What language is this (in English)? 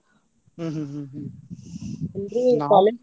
Kannada